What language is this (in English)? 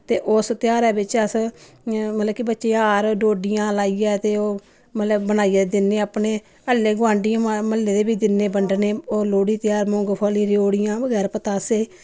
Dogri